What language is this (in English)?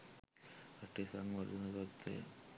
Sinhala